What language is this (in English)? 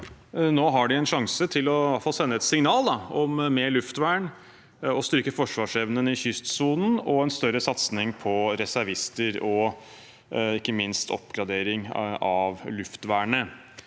Norwegian